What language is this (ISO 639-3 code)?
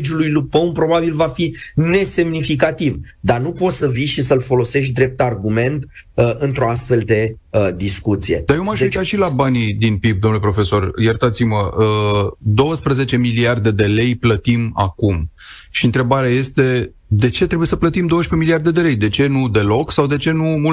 ron